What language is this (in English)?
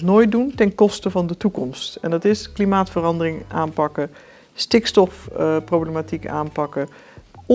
Dutch